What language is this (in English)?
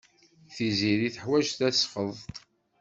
Kabyle